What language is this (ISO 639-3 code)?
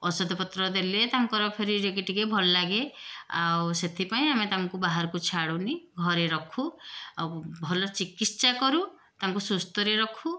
ori